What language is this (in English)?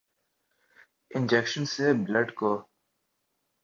Urdu